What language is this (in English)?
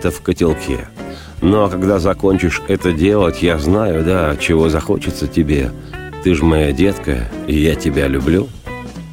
Russian